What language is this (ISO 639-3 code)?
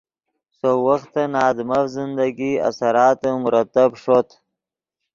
ydg